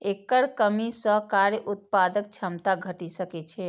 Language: Maithili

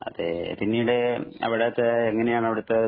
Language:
Malayalam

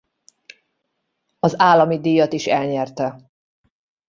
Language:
Hungarian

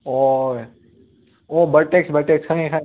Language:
Manipuri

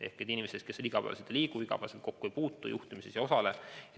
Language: Estonian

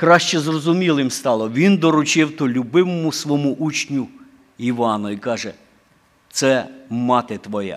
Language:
Ukrainian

